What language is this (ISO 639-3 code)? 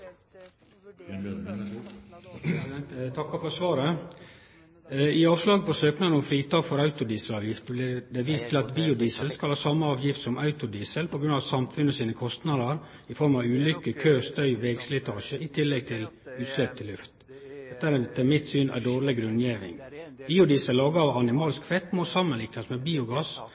nor